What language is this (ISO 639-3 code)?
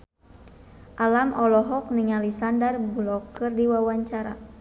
sun